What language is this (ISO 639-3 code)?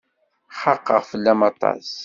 kab